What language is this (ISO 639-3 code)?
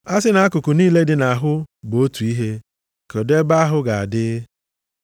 ibo